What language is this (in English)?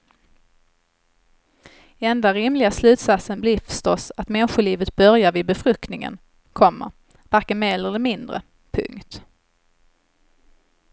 Swedish